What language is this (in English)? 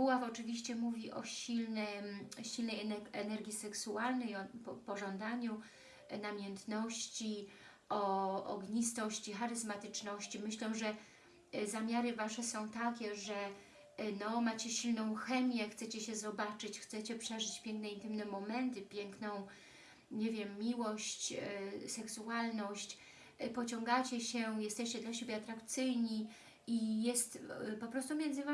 Polish